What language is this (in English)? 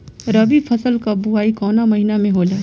Bhojpuri